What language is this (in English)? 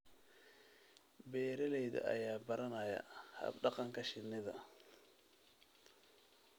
Somali